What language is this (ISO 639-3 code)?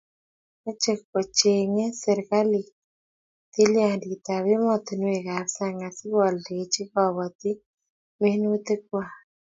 kln